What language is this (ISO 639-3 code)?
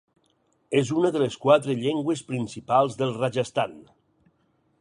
cat